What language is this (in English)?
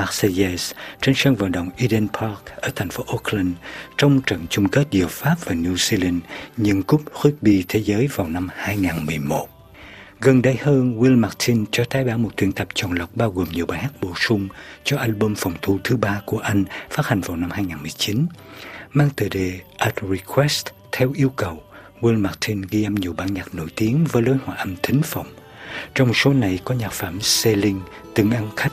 Vietnamese